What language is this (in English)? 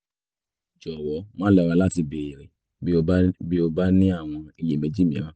Yoruba